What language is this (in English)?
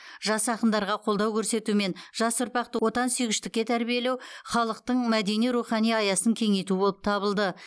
Kazakh